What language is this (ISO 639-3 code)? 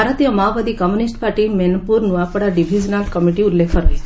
ori